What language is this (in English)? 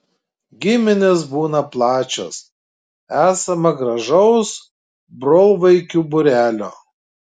Lithuanian